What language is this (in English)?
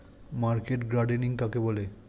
Bangla